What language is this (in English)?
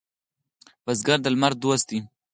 Pashto